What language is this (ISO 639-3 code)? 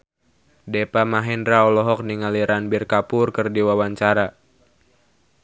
sun